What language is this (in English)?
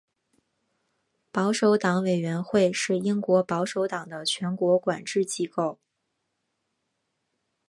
Chinese